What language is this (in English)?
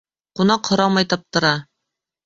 Bashkir